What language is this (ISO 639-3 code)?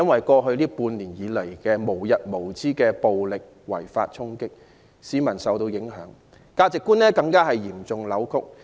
yue